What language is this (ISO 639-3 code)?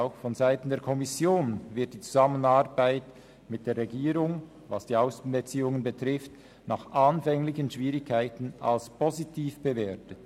gsw